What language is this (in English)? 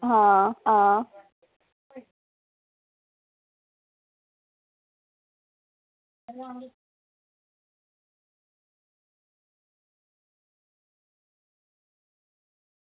Dogri